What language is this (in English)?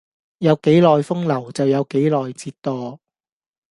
Cantonese